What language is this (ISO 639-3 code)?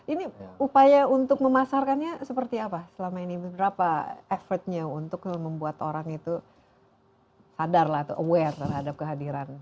ind